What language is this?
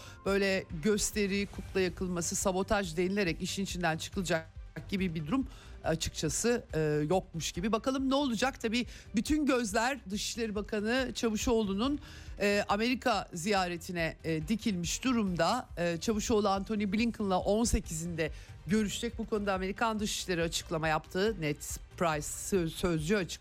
Turkish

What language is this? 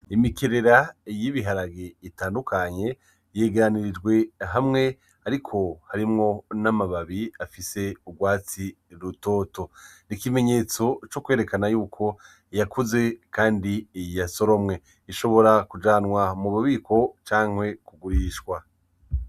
Rundi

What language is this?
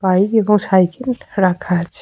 Bangla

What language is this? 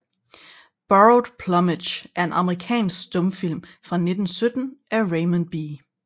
Danish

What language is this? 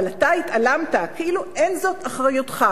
Hebrew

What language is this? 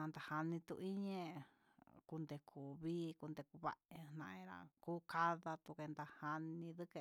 Huitepec Mixtec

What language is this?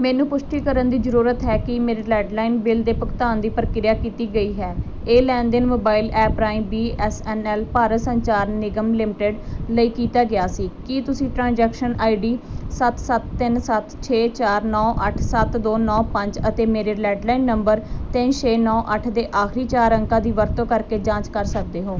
Punjabi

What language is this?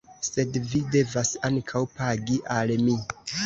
Esperanto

